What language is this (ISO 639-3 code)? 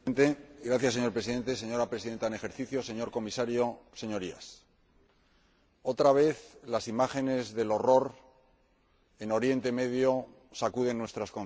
spa